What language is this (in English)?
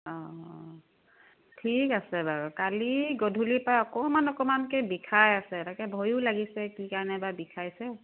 Assamese